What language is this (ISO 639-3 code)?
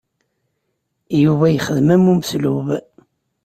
kab